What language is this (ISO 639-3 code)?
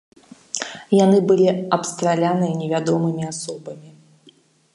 bel